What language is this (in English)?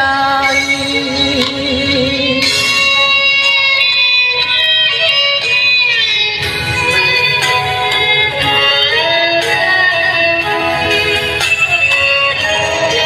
Thai